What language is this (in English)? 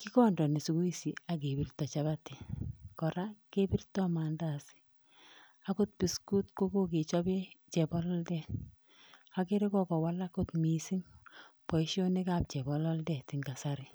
Kalenjin